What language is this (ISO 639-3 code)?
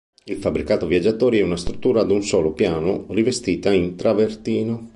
ita